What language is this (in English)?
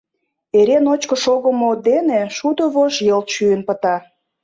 Mari